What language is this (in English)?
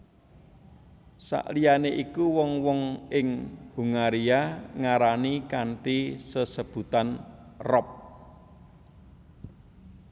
Javanese